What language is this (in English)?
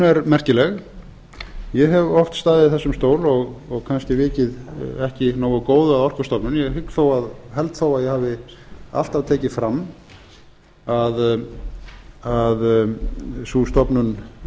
Icelandic